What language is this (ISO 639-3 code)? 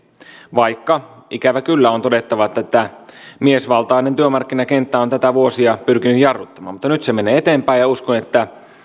fin